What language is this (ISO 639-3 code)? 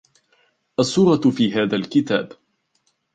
ara